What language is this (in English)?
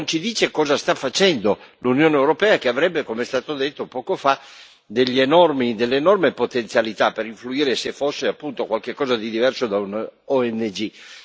Italian